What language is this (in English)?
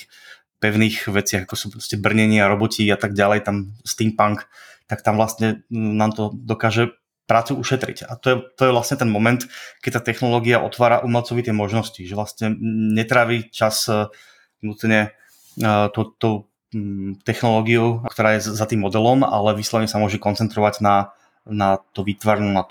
Czech